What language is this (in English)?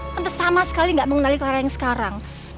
Indonesian